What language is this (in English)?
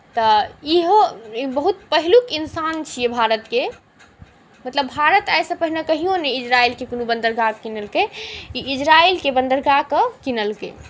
Maithili